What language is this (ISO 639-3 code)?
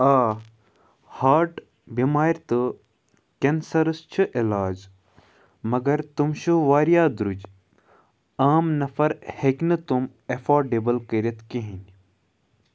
kas